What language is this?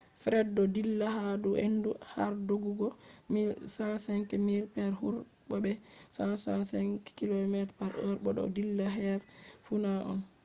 Fula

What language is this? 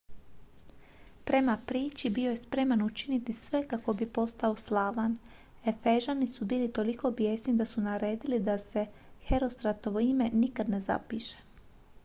Croatian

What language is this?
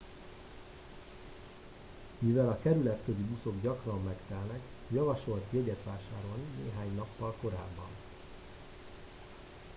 Hungarian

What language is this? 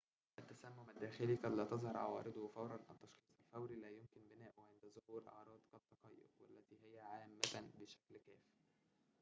Arabic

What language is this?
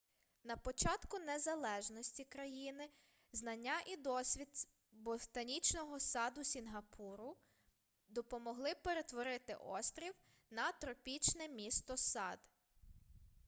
Ukrainian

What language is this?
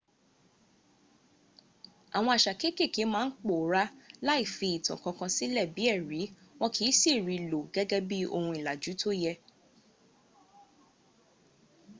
Yoruba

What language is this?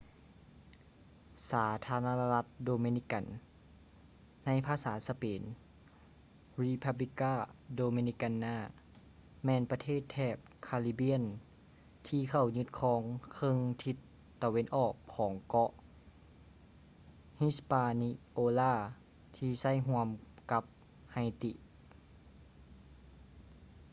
Lao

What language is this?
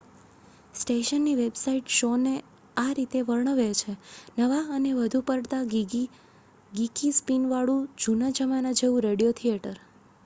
Gujarati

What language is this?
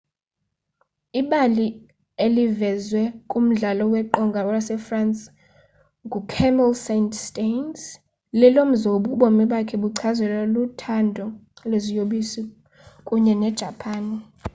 Xhosa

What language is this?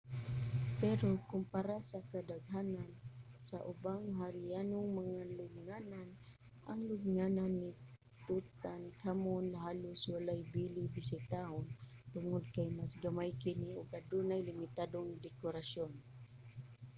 Cebuano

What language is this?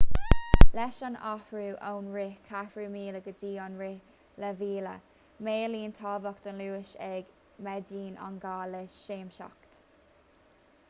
Irish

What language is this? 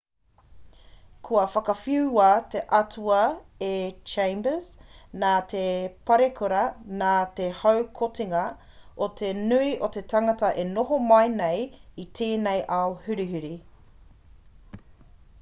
Māori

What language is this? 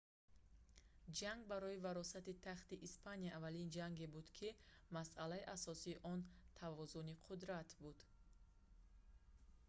Tajik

